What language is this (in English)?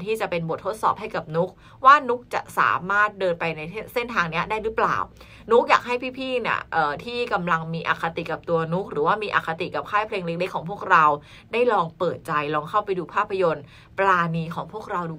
Thai